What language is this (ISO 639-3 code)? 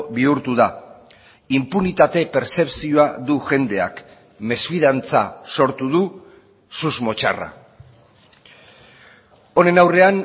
eus